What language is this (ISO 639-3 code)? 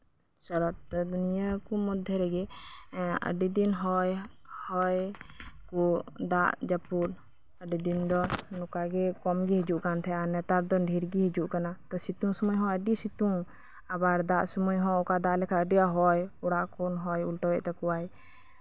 sat